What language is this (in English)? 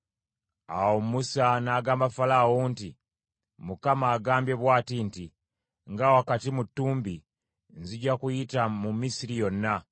Ganda